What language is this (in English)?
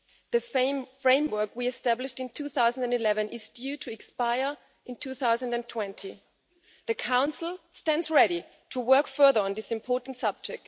English